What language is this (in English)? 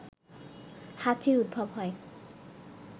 Bangla